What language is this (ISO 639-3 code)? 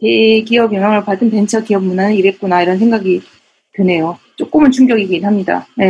kor